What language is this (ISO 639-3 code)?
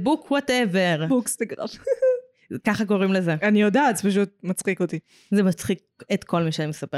heb